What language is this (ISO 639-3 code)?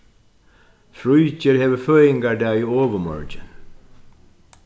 fao